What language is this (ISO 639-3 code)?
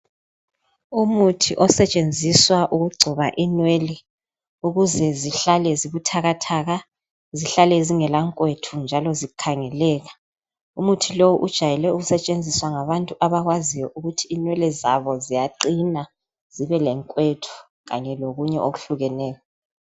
nde